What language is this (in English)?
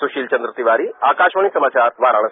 Hindi